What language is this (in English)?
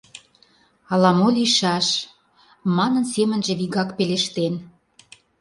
Mari